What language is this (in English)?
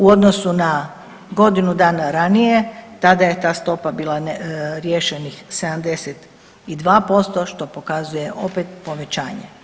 Croatian